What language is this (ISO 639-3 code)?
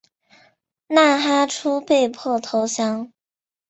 zho